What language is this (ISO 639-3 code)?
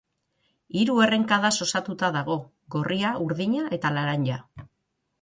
eus